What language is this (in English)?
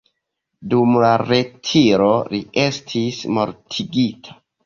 Esperanto